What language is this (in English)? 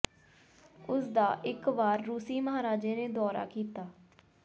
Punjabi